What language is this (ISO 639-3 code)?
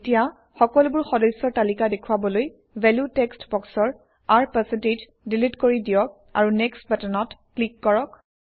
asm